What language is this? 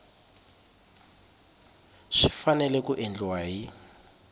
Tsonga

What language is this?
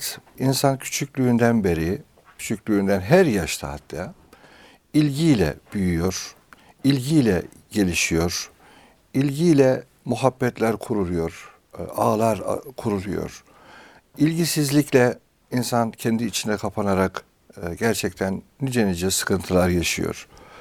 Turkish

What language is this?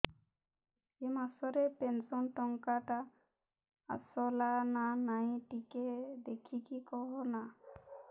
Odia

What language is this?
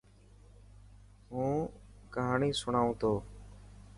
Dhatki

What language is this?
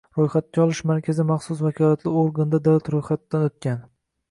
Uzbek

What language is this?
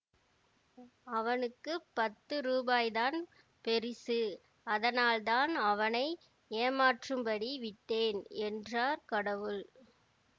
Tamil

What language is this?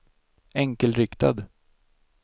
Swedish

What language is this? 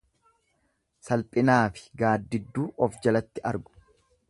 Oromo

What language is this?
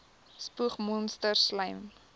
Afrikaans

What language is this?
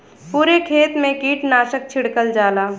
Bhojpuri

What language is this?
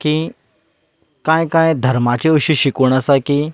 Konkani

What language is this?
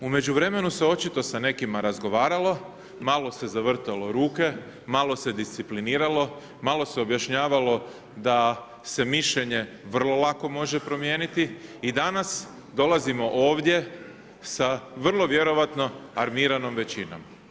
Croatian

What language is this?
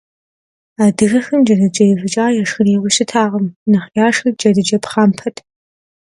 Kabardian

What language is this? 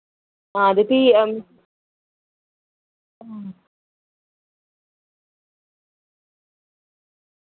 Dogri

